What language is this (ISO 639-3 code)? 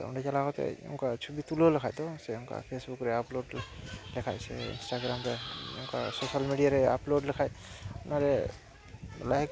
sat